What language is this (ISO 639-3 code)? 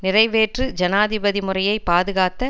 tam